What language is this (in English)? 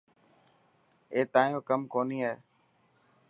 Dhatki